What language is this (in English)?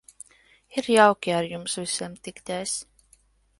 Latvian